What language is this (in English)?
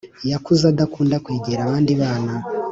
Kinyarwanda